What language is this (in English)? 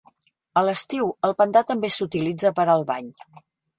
Catalan